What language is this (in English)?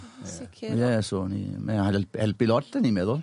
Welsh